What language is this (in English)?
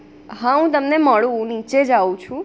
Gujarati